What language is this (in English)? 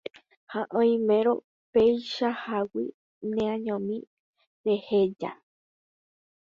Guarani